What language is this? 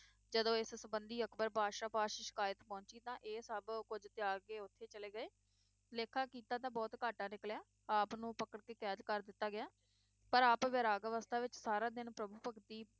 Punjabi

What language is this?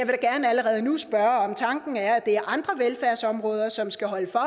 Danish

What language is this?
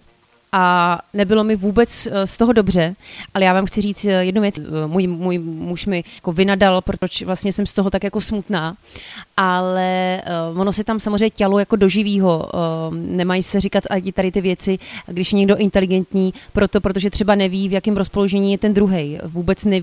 Czech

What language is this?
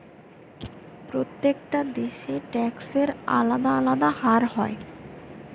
Bangla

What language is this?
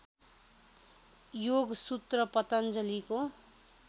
Nepali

